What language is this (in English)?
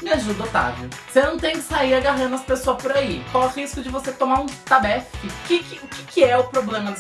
Portuguese